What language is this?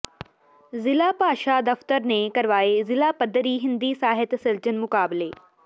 Punjabi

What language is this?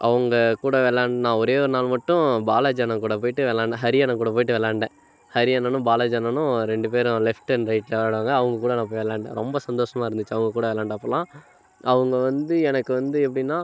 Tamil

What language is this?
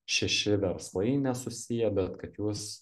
Lithuanian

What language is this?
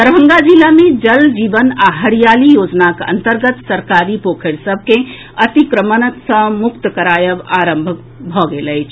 Maithili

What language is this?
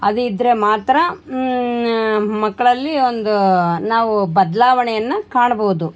Kannada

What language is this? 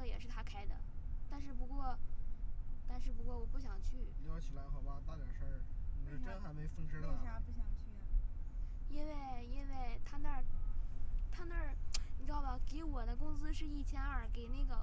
Chinese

